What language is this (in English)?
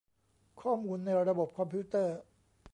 Thai